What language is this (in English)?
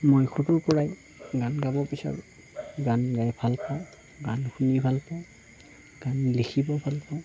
Assamese